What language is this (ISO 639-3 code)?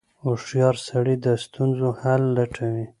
pus